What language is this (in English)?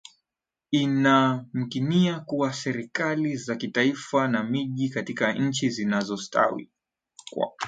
Swahili